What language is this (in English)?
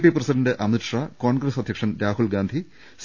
Malayalam